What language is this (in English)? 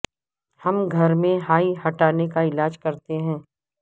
Urdu